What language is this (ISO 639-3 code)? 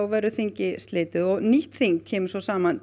isl